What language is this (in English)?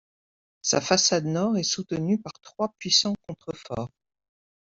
French